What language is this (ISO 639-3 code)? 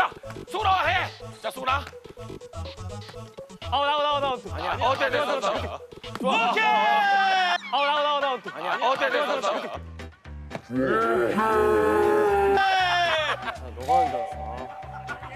kor